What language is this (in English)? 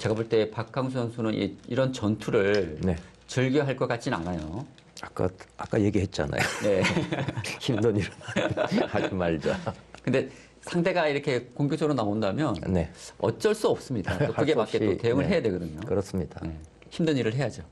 Korean